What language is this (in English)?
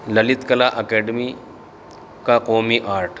Urdu